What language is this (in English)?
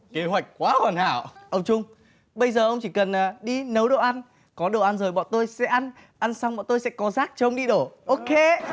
Vietnamese